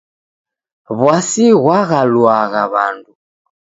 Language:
Taita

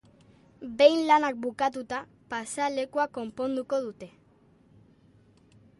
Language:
Basque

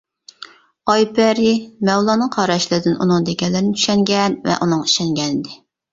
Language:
Uyghur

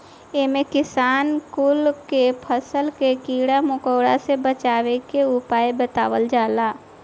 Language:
Bhojpuri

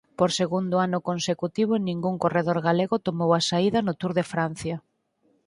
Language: Galician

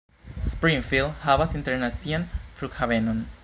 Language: Esperanto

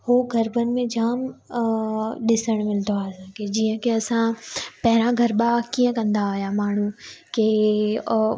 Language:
Sindhi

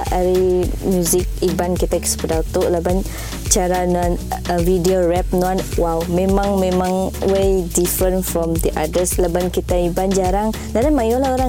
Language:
Malay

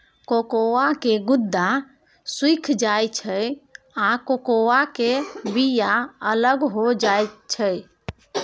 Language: Maithili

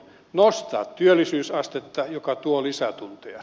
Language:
Finnish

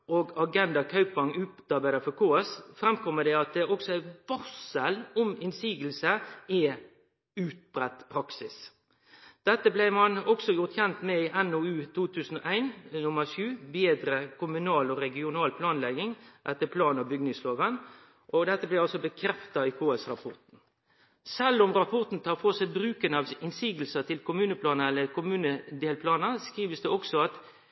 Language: Norwegian Nynorsk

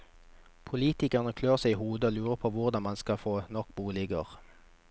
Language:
Norwegian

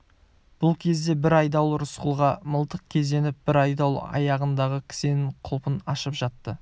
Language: Kazakh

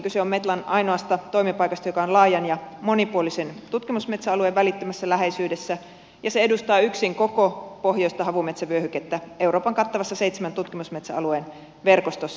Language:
Finnish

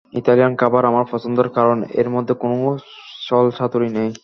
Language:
Bangla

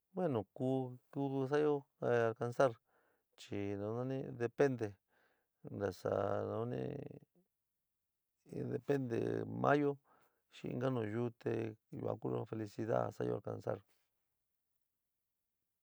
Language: San Miguel El Grande Mixtec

